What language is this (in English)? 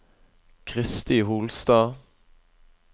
Norwegian